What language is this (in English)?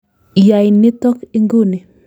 Kalenjin